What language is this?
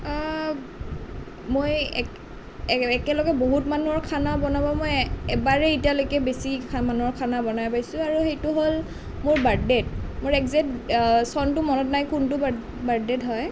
Assamese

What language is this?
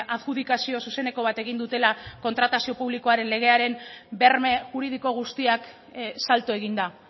Basque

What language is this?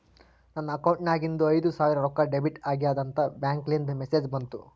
Kannada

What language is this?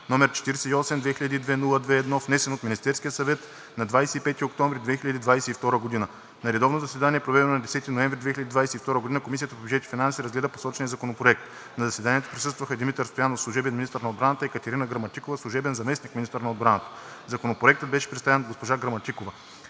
Bulgarian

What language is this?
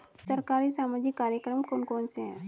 Hindi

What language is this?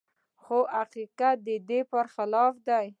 Pashto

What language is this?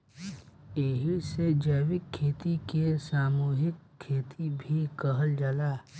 Bhojpuri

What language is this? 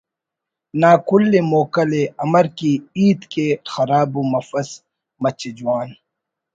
Brahui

